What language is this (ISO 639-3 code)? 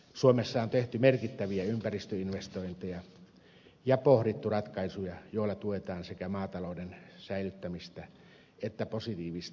fin